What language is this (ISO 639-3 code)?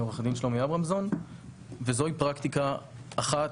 heb